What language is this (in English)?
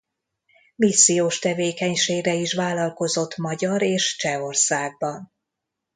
Hungarian